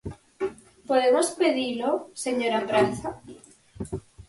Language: Galician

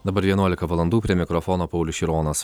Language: Lithuanian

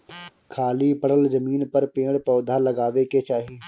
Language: Bhojpuri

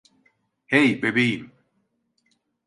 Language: Turkish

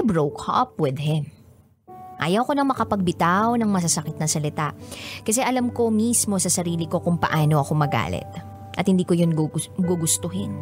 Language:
Filipino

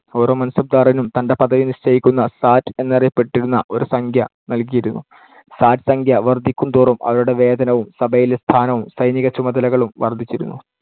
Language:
Malayalam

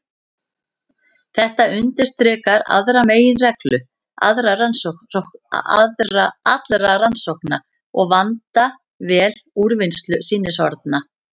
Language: Icelandic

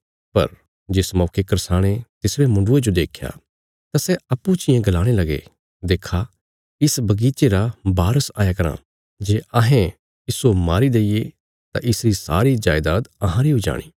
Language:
Bilaspuri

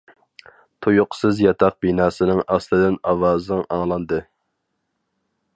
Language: Uyghur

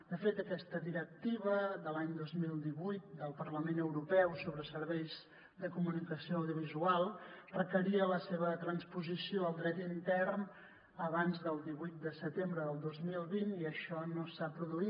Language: Catalan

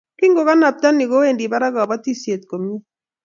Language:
Kalenjin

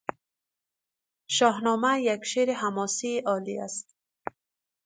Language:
Persian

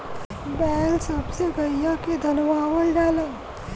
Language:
Bhojpuri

